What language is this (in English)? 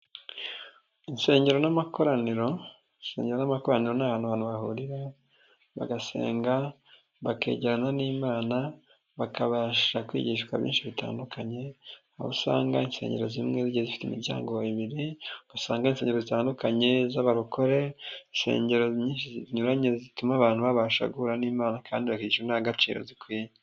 Kinyarwanda